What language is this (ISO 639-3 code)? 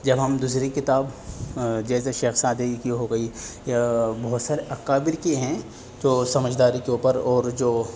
urd